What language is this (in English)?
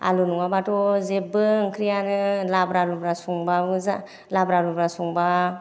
Bodo